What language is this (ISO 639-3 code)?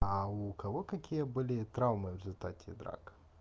rus